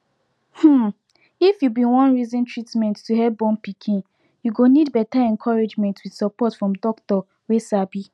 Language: Nigerian Pidgin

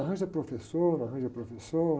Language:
Portuguese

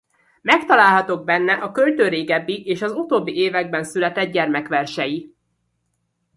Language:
Hungarian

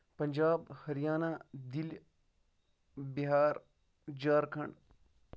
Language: Kashmiri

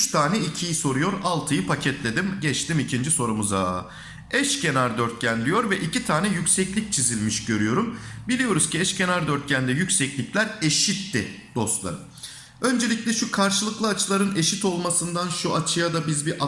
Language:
Turkish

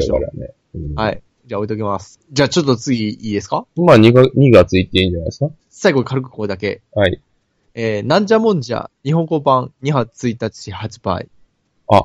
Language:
Japanese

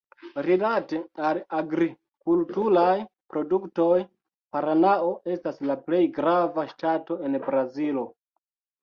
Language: Esperanto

